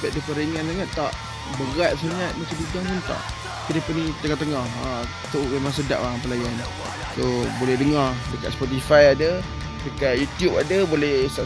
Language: Malay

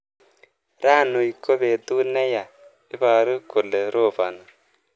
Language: Kalenjin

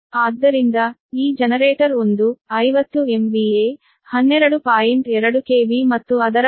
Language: Kannada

